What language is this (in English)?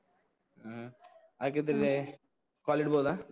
Kannada